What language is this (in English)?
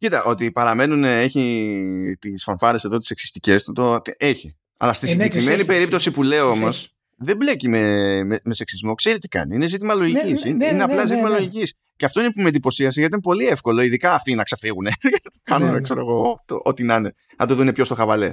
Greek